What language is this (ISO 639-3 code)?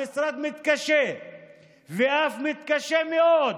heb